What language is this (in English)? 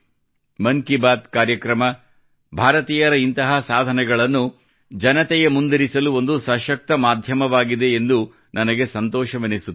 Kannada